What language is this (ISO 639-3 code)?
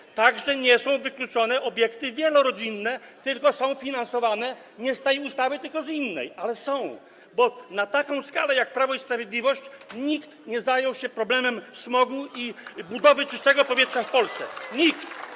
pol